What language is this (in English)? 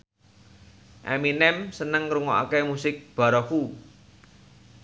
Javanese